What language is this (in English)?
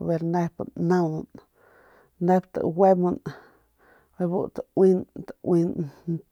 Northern Pame